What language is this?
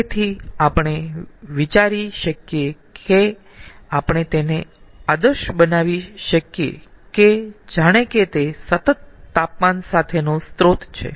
Gujarati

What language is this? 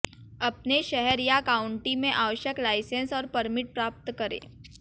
Hindi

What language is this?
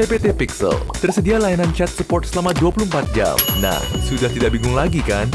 Indonesian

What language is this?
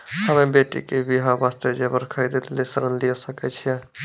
Maithili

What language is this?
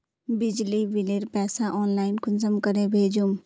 Magahi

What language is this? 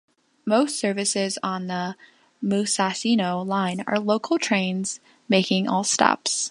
English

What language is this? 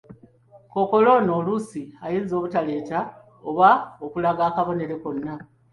Ganda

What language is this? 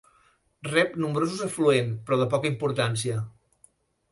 Catalan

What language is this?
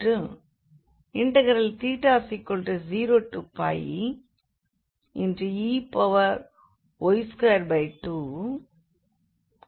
Tamil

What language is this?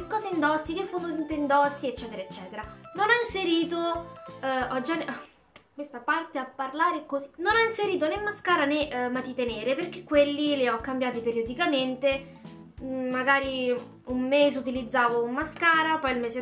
Italian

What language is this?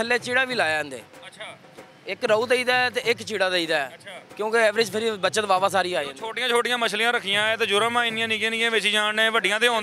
Hindi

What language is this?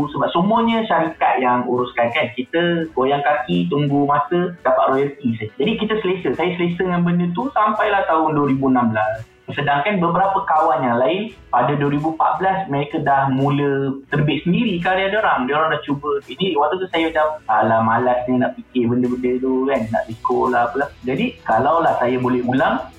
Malay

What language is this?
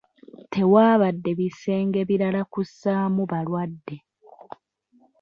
Ganda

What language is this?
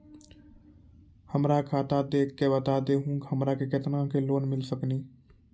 Maithili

